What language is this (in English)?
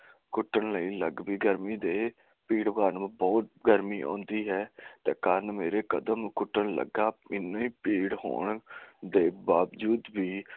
Punjabi